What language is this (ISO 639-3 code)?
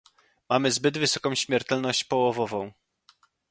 pol